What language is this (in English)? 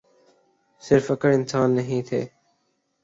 Urdu